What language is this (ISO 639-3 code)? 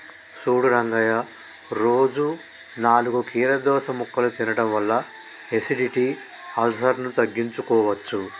tel